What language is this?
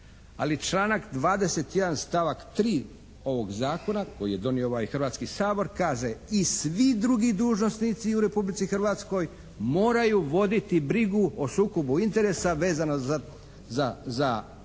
Croatian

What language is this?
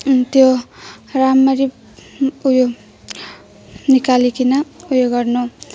Nepali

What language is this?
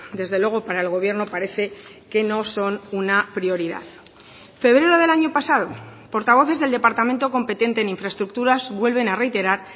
Spanish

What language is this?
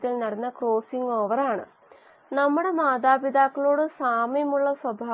Malayalam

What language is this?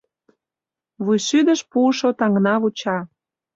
Mari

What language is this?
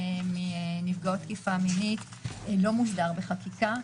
Hebrew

